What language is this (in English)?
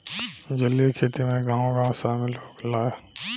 Bhojpuri